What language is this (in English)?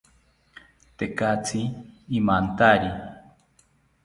South Ucayali Ashéninka